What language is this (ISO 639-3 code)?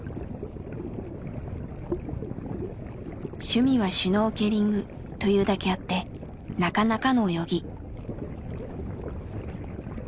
jpn